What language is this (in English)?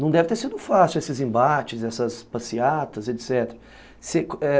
Portuguese